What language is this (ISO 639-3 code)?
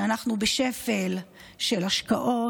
heb